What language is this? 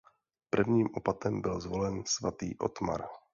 Czech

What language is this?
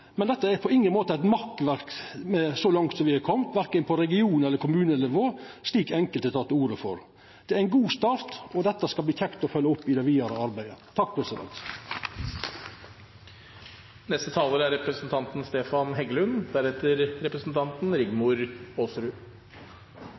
Norwegian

